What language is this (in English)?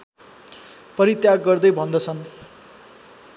Nepali